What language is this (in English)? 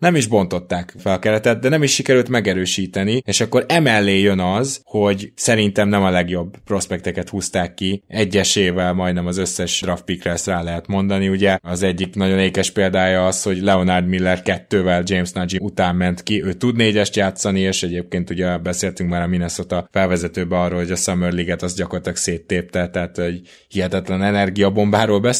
Hungarian